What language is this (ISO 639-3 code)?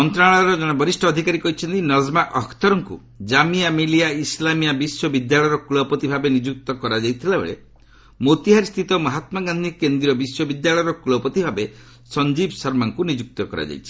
ori